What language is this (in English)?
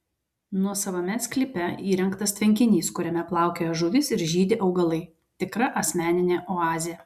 Lithuanian